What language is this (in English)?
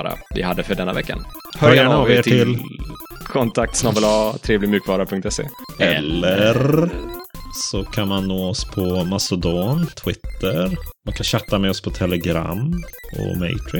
Swedish